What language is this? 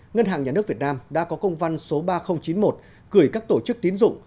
Vietnamese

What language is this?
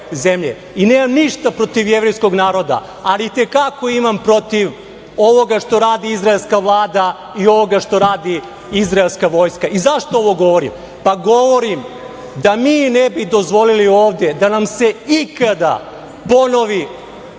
Serbian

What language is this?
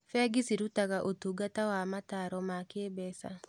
Kikuyu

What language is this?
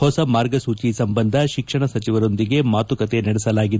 Kannada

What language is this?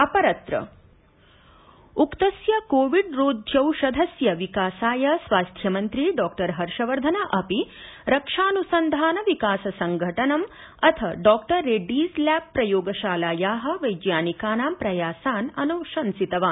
Sanskrit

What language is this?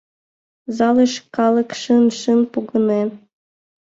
Mari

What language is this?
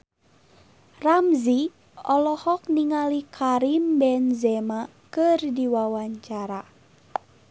Sundanese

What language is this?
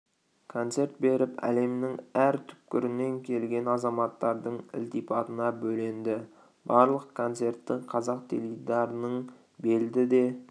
Kazakh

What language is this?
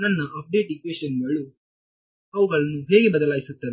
Kannada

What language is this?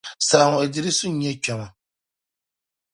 Dagbani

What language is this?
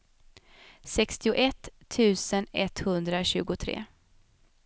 Swedish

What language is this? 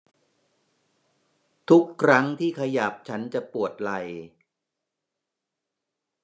Thai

